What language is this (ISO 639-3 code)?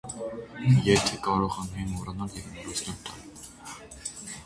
hye